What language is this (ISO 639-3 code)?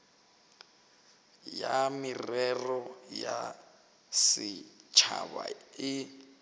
nso